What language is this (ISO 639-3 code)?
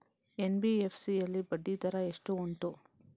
kan